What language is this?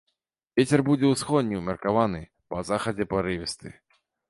Belarusian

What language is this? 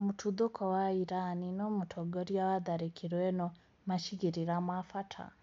Kikuyu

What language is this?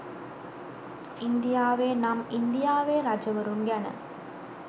Sinhala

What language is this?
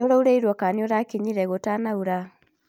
Kikuyu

